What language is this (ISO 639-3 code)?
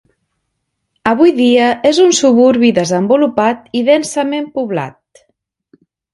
cat